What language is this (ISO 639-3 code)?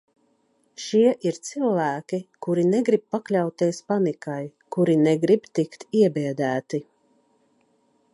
lav